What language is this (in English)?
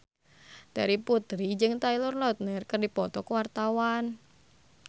Sundanese